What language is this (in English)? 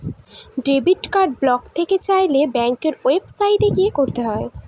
Bangla